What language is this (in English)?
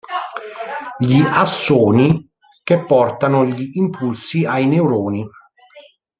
Italian